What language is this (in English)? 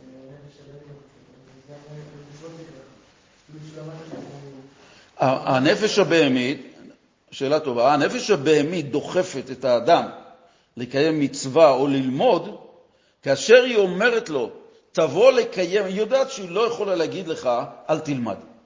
Hebrew